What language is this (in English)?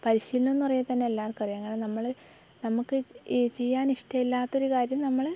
Malayalam